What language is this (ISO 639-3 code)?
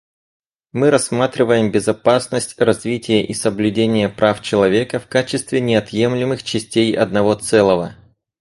rus